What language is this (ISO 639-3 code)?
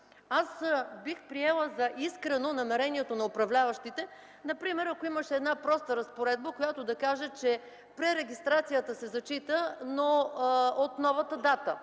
bul